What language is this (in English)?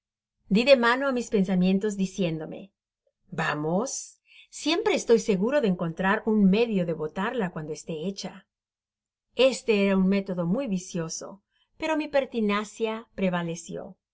Spanish